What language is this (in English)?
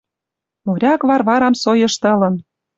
Western Mari